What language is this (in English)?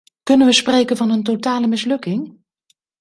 Dutch